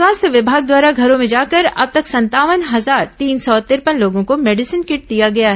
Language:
Hindi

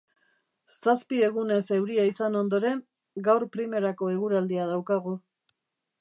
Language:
Basque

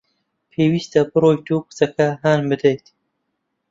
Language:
Central Kurdish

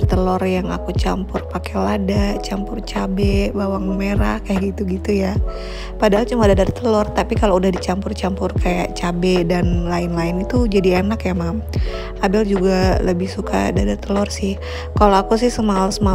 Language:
Indonesian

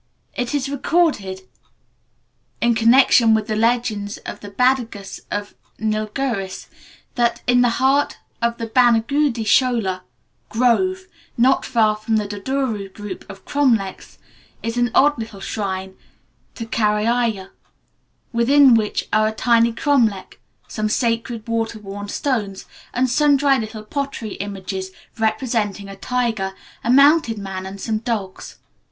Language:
English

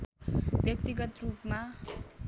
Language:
Nepali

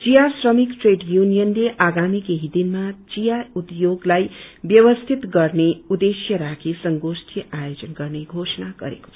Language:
Nepali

